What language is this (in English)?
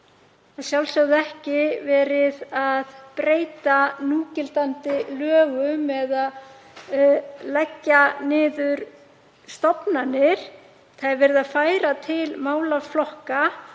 Icelandic